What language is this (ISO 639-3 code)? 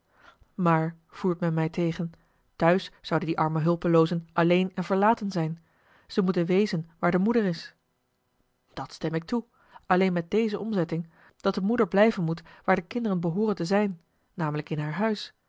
nld